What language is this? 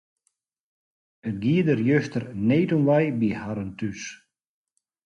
Western Frisian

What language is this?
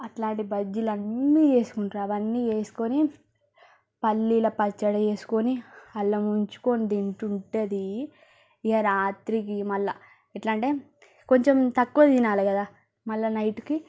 Telugu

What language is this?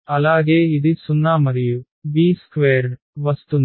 Telugu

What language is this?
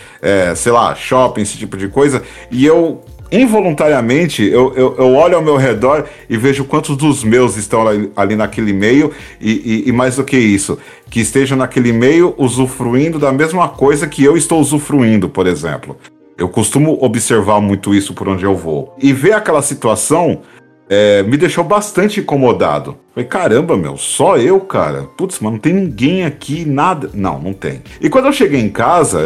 Portuguese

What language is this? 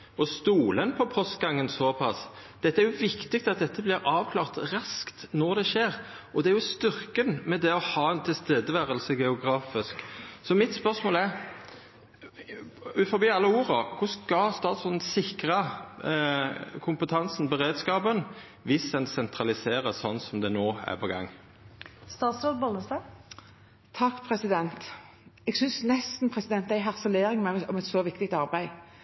Norwegian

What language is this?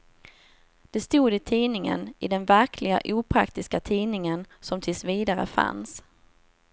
Swedish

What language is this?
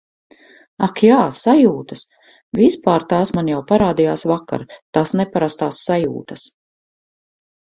Latvian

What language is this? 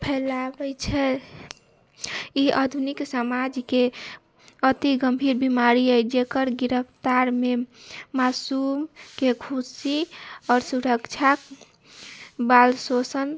Maithili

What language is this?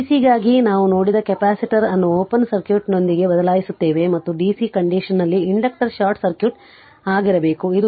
Kannada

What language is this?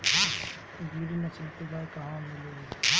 Bhojpuri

